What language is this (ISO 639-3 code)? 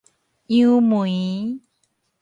nan